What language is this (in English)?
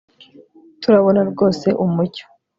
Kinyarwanda